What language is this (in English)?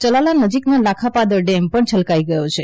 Gujarati